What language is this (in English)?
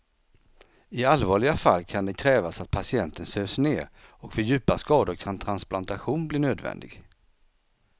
Swedish